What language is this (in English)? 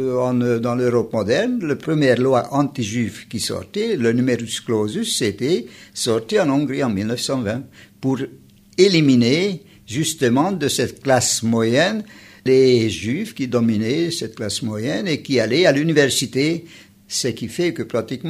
French